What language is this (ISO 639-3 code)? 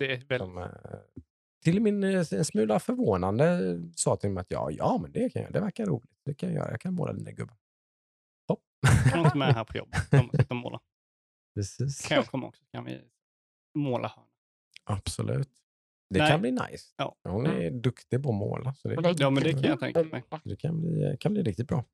swe